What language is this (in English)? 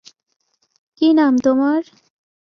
Bangla